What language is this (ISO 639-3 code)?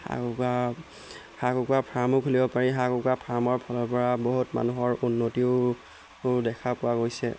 asm